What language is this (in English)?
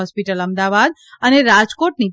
Gujarati